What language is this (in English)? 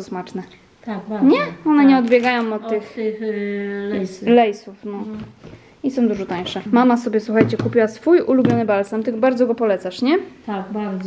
Polish